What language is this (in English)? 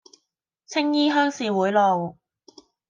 Cantonese